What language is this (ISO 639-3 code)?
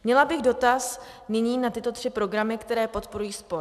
ces